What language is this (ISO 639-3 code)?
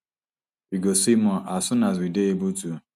pcm